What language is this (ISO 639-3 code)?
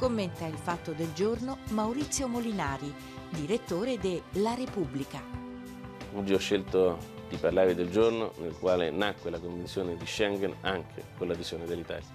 ita